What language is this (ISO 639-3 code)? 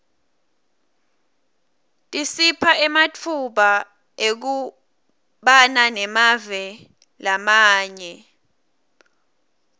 ssw